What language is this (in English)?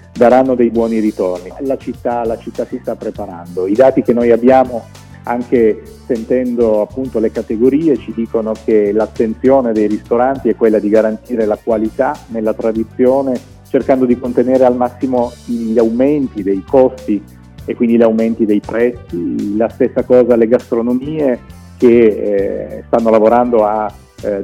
Italian